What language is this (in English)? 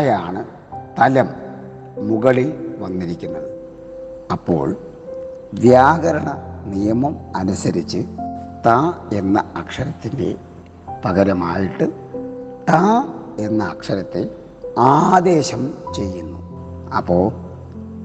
Malayalam